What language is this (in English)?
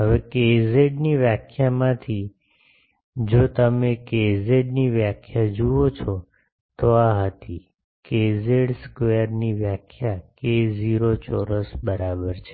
Gujarati